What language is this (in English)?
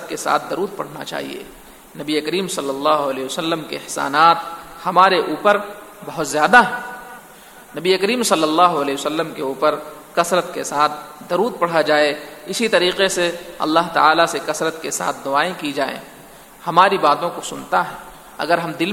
Urdu